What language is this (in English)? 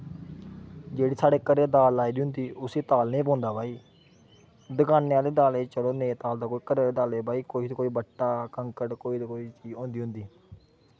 Dogri